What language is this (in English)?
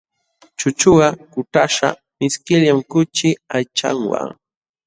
Jauja Wanca Quechua